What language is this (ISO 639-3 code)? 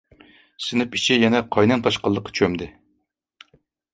uig